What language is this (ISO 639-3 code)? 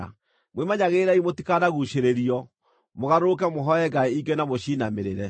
kik